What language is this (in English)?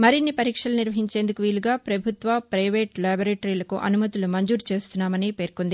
Telugu